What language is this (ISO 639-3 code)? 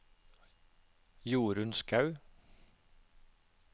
nor